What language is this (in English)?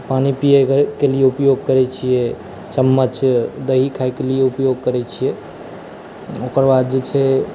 Maithili